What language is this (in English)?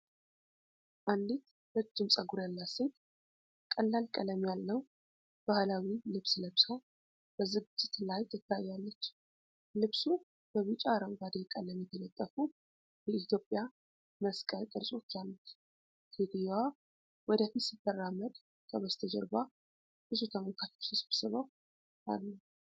Amharic